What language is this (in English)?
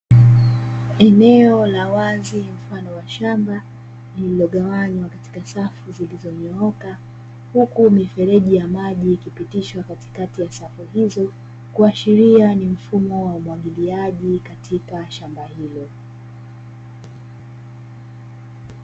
Swahili